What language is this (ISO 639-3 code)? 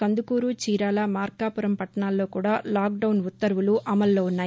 tel